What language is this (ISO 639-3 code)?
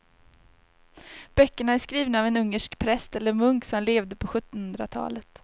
swe